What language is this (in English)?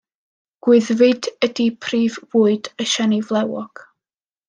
Welsh